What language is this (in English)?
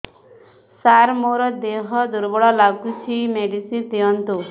Odia